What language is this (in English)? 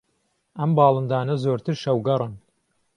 Central Kurdish